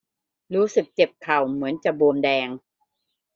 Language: Thai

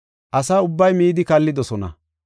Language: Gofa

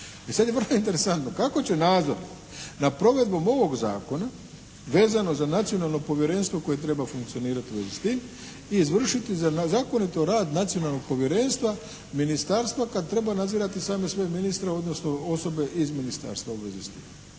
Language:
Croatian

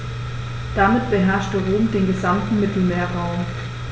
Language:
German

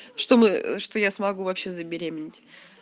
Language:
Russian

